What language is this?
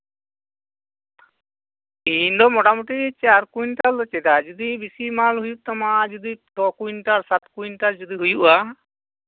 Santali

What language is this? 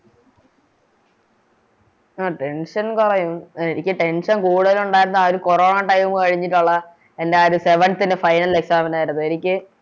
Malayalam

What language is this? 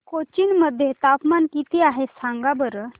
Marathi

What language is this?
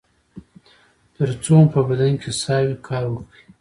Pashto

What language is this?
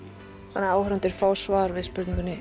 Icelandic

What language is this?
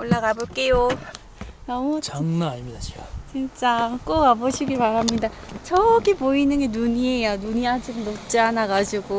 Korean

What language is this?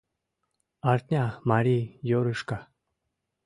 Mari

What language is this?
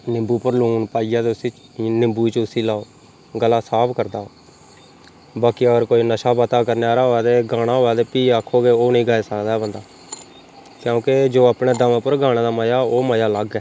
Dogri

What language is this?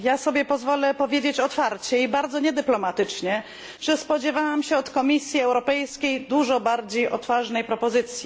Polish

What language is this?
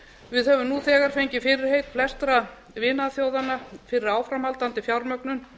Icelandic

